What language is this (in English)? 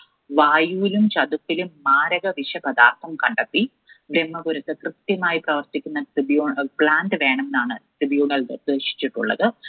Malayalam